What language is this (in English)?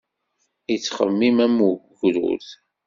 Kabyle